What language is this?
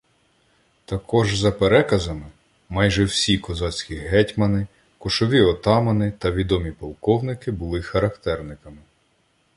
Ukrainian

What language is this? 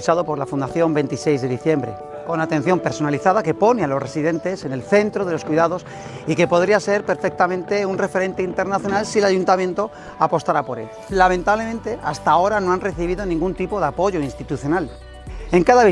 Spanish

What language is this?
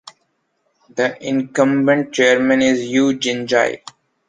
English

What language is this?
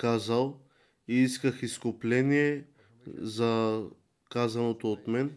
Bulgarian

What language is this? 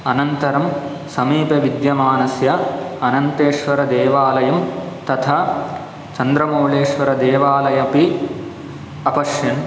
Sanskrit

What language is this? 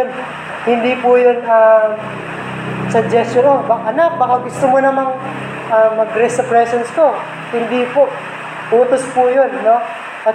Filipino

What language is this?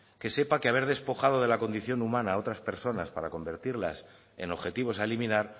Spanish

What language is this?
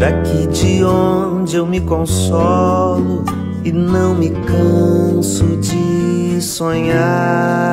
Portuguese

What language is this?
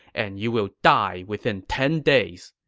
English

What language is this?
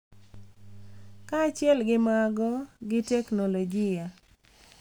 Luo (Kenya and Tanzania)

